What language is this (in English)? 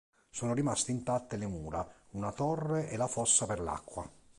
Italian